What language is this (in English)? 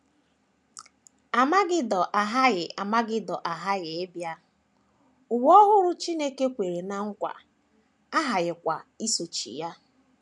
Igbo